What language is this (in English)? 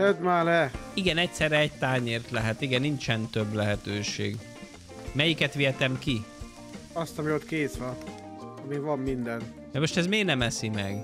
Hungarian